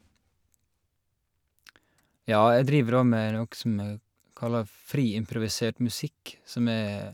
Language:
Norwegian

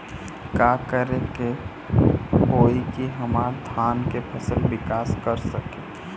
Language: Bhojpuri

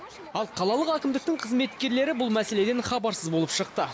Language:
Kazakh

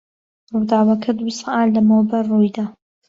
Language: Central Kurdish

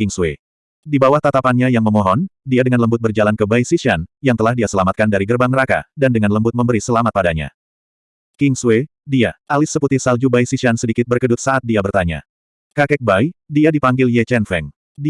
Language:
Indonesian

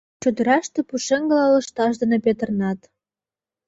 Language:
Mari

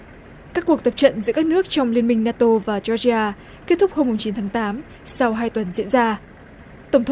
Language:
Vietnamese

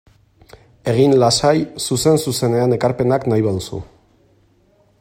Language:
Basque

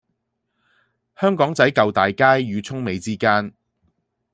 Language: Cantonese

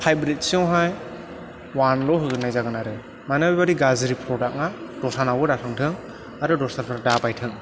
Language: Bodo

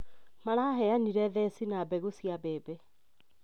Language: Kikuyu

